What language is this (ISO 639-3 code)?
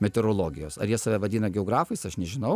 lit